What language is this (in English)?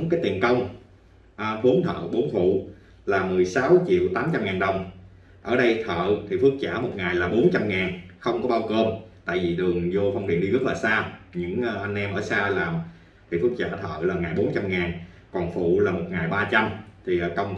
Vietnamese